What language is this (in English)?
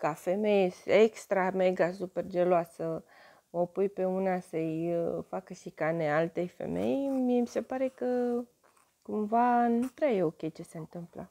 Romanian